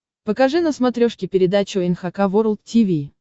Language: Russian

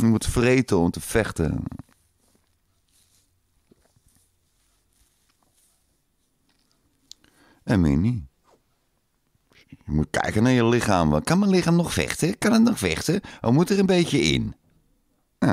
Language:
Dutch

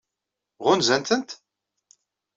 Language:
Kabyle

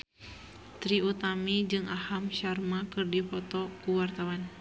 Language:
Sundanese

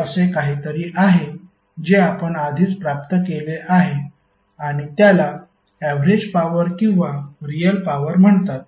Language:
Marathi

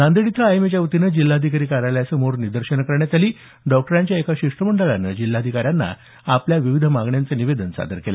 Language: Marathi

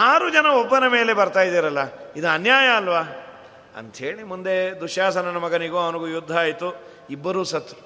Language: Kannada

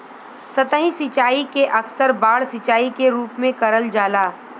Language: Bhojpuri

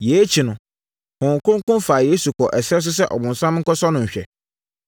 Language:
Akan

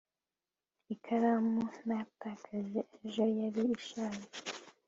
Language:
Kinyarwanda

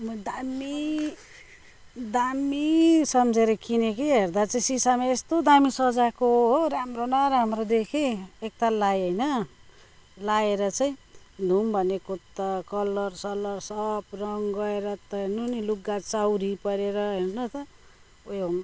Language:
Nepali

